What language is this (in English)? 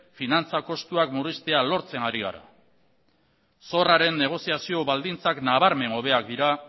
Basque